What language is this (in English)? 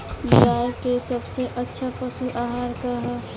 Bhojpuri